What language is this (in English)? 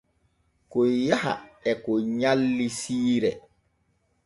Borgu Fulfulde